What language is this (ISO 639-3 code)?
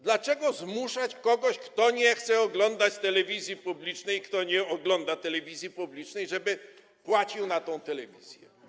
pol